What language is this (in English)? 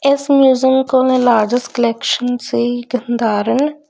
Punjabi